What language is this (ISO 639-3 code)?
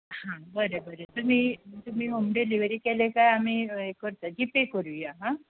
kok